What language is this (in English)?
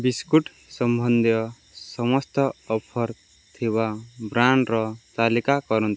Odia